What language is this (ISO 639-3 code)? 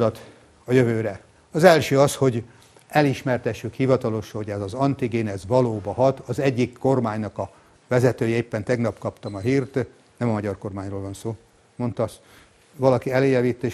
hun